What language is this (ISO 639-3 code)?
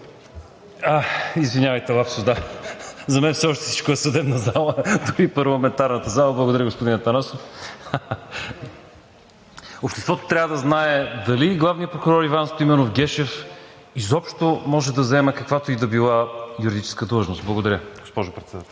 bul